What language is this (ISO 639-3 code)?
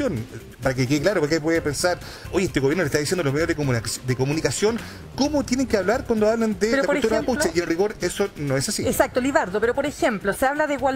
spa